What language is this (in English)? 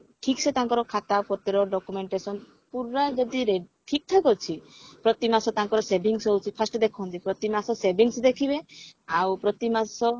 Odia